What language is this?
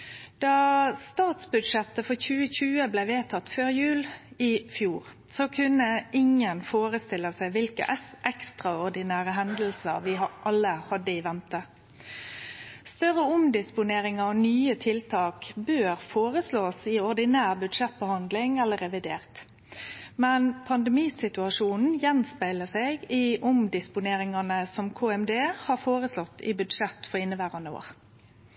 Norwegian Nynorsk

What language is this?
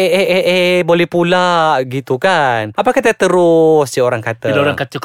Malay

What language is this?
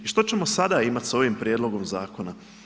Croatian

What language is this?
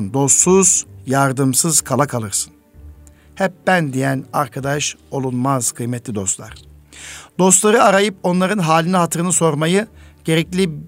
Turkish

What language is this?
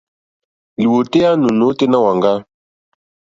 Mokpwe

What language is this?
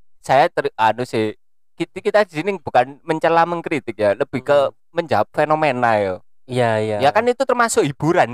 Indonesian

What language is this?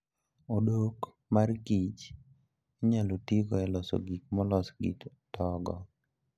Luo (Kenya and Tanzania)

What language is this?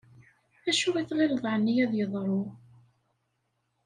Kabyle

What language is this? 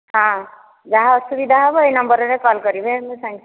Odia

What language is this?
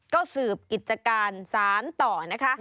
Thai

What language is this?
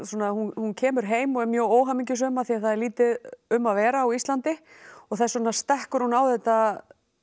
Icelandic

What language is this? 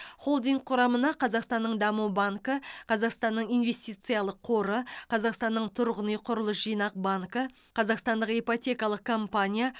Kazakh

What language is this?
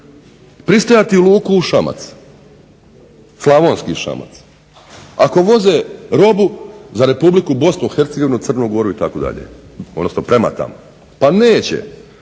Croatian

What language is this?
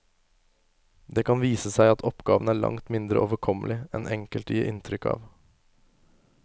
Norwegian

